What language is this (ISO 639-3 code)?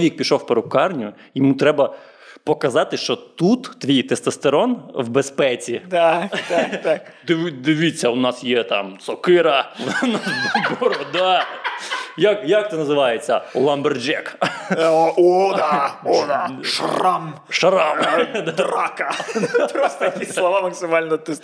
ukr